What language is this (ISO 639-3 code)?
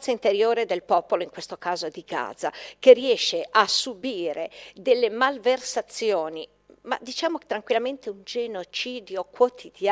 ita